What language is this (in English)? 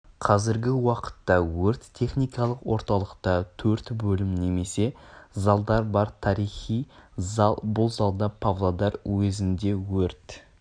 Kazakh